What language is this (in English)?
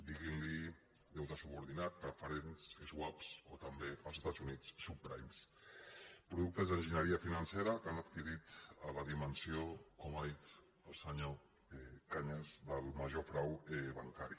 Catalan